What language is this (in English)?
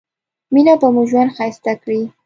Pashto